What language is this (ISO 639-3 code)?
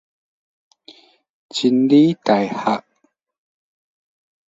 nan